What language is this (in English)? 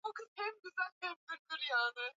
Swahili